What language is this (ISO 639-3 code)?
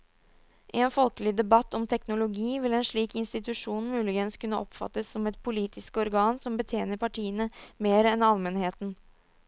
nor